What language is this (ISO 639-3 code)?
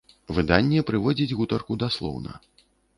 bel